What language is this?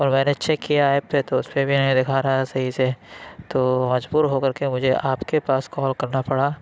Urdu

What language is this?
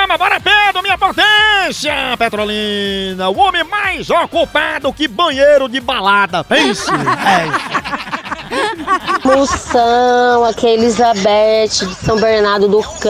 Portuguese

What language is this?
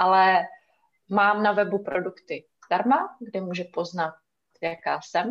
Czech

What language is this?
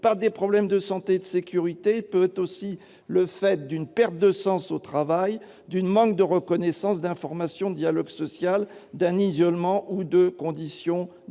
French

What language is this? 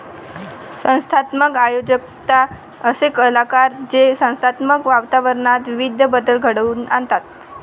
Marathi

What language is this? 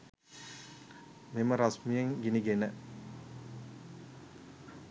Sinhala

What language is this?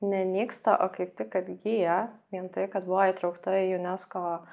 Lithuanian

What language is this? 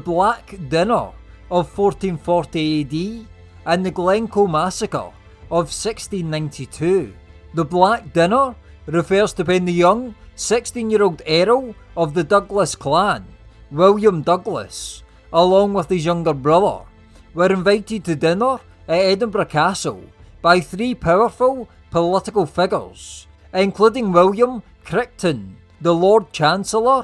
English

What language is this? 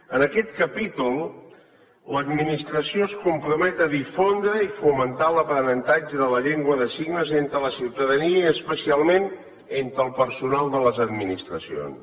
Catalan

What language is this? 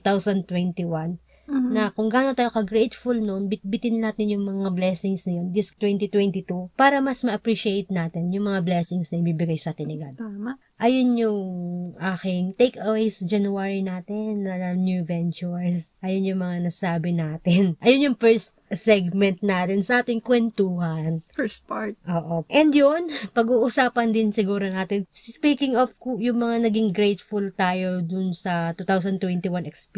Filipino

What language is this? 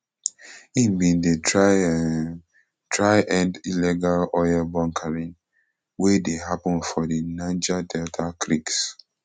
Nigerian Pidgin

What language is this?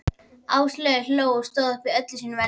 Icelandic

